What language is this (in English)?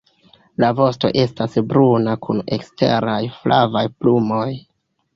Esperanto